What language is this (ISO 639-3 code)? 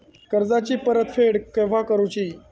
mar